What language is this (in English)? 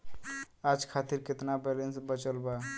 Bhojpuri